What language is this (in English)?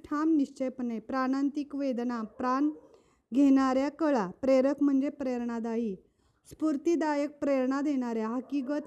Marathi